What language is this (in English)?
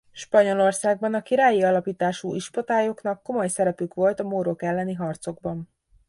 Hungarian